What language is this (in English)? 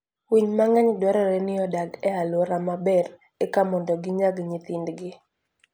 Luo (Kenya and Tanzania)